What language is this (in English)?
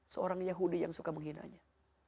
Indonesian